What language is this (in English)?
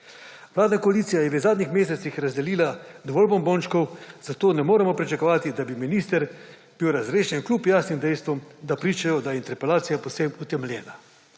Slovenian